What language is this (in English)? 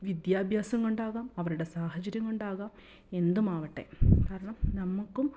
Malayalam